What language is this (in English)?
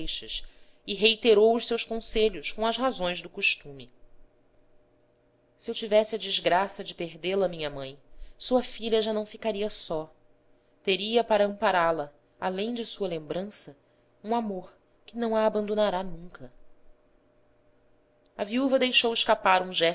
Portuguese